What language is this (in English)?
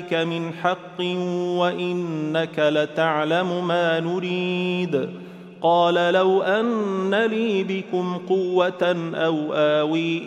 Arabic